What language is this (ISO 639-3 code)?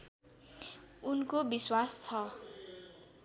nep